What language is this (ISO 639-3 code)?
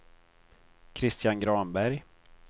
swe